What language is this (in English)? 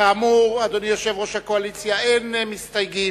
Hebrew